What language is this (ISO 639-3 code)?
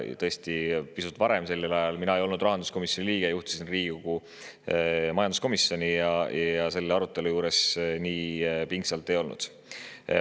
est